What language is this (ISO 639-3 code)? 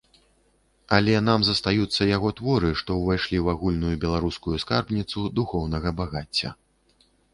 bel